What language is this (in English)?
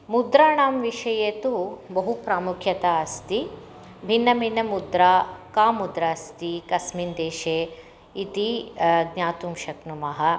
Sanskrit